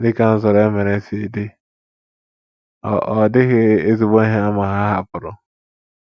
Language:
Igbo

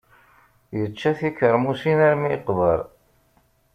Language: Kabyle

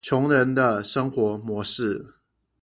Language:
Chinese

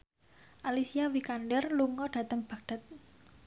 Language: Javanese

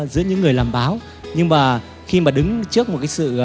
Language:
Vietnamese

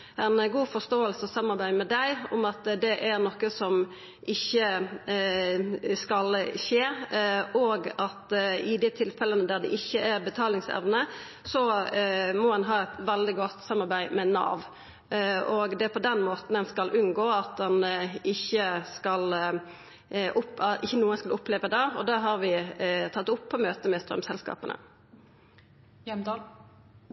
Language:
Norwegian Nynorsk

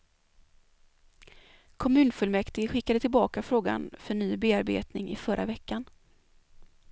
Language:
Swedish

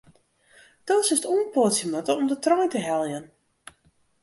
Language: Western Frisian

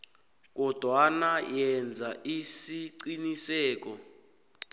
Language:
South Ndebele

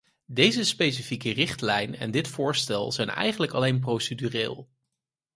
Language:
Dutch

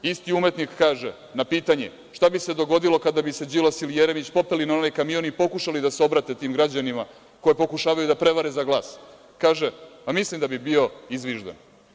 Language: Serbian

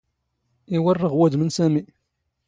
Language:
Standard Moroccan Tamazight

